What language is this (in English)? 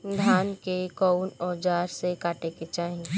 Bhojpuri